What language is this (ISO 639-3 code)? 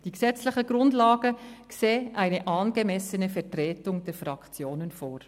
gsw